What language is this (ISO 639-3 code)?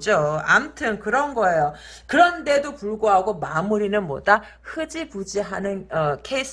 kor